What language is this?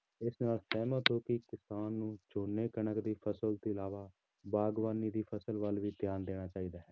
Punjabi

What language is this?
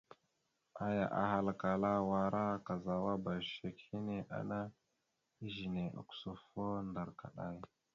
Mada (Cameroon)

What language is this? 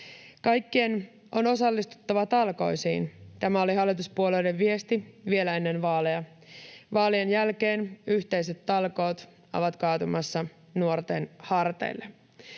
Finnish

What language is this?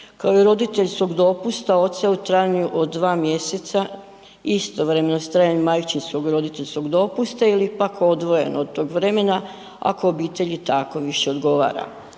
Croatian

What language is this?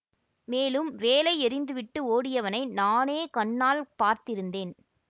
Tamil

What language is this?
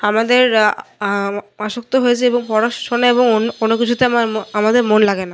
Bangla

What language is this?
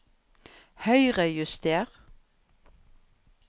Norwegian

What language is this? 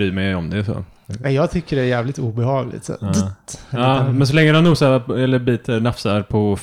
Swedish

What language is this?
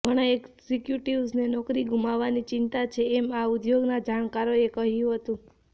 Gujarati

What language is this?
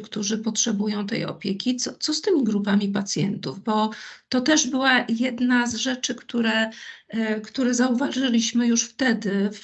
Polish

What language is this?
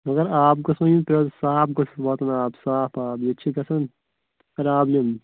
Kashmiri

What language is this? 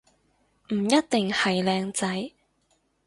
Cantonese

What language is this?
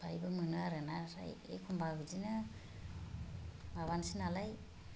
Bodo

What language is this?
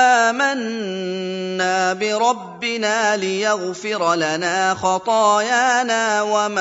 Arabic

